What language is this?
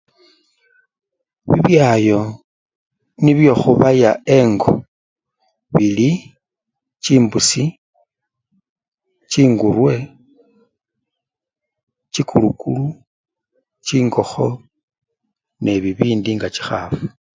Luyia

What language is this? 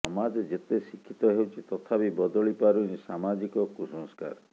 Odia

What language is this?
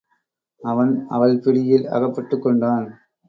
Tamil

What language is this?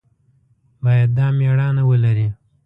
Pashto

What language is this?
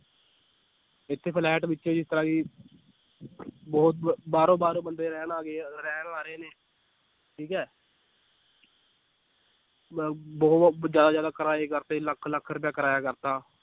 Punjabi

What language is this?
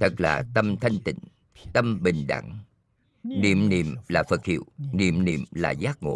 Vietnamese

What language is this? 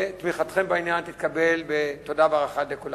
Hebrew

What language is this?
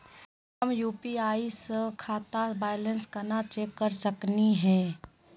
Magahi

